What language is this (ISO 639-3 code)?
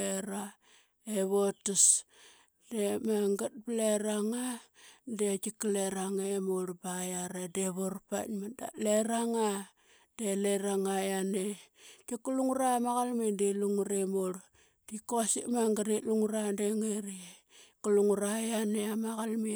byx